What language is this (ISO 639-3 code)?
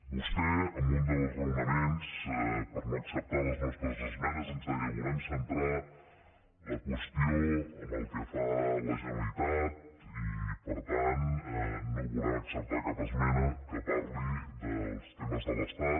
cat